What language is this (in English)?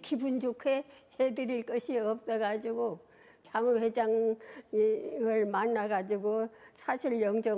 Korean